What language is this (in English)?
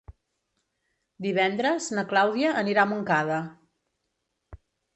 Catalan